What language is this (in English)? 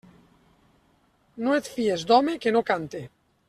Catalan